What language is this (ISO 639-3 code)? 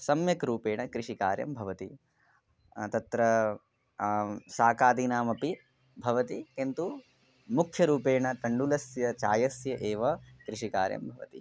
san